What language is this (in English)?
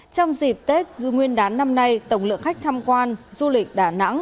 Vietnamese